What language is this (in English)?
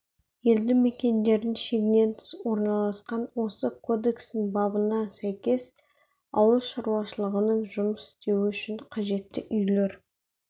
Kazakh